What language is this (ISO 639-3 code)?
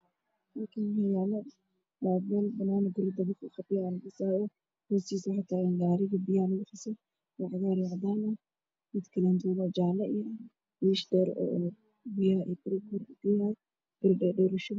som